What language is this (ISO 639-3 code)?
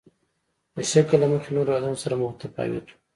pus